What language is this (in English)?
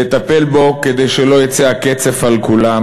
Hebrew